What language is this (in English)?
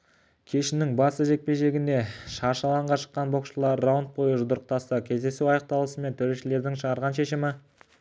Kazakh